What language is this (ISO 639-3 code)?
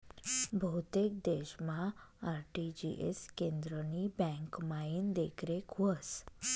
mar